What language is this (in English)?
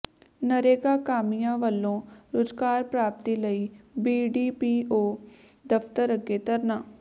Punjabi